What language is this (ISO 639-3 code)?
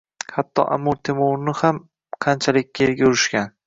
uzb